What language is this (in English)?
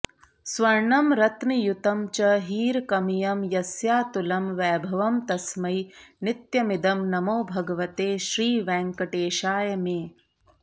Sanskrit